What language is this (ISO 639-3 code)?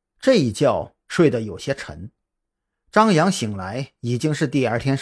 zho